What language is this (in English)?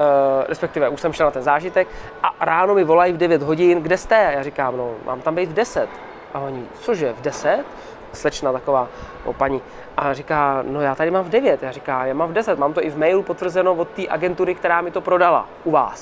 Czech